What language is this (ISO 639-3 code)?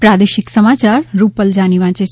guj